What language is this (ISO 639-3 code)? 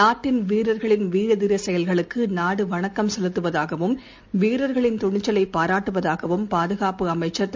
tam